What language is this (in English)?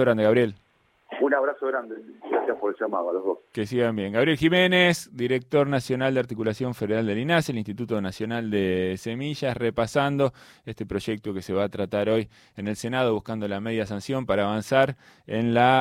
Spanish